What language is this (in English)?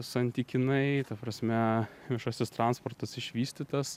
Lithuanian